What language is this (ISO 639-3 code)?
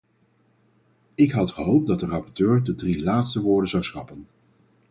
nld